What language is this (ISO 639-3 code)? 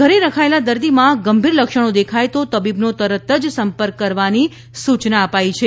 guj